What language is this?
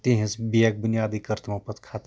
Kashmiri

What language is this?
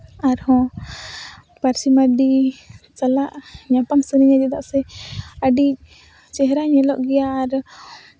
Santali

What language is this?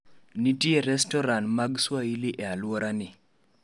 Luo (Kenya and Tanzania)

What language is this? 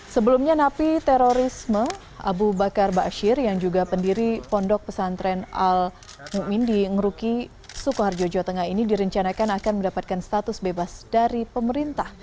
Indonesian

